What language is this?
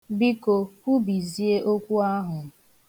Igbo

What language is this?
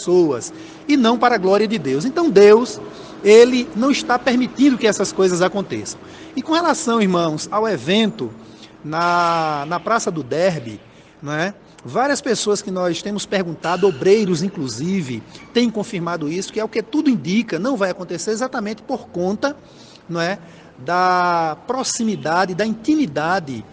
Portuguese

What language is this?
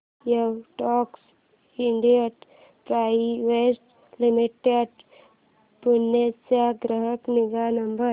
Marathi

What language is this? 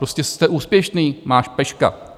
Czech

